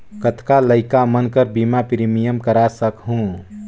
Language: Chhattisgarhi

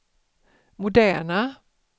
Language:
Swedish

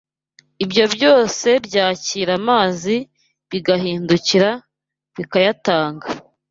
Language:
Kinyarwanda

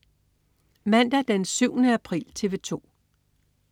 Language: Danish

